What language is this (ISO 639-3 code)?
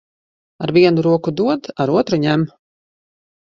lav